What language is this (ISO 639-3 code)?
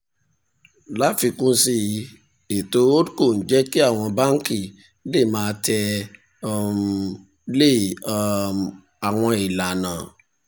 yor